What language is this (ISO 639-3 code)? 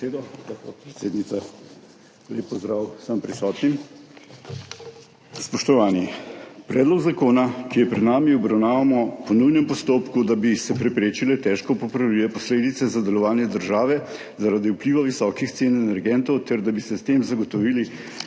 slv